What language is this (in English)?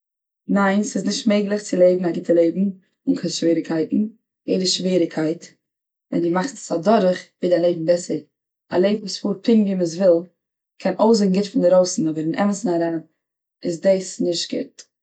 Yiddish